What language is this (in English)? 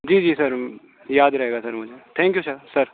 Urdu